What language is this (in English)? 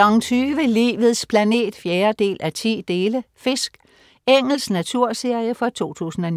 Danish